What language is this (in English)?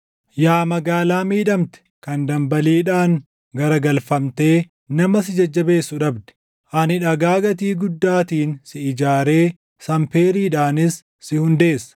Oromo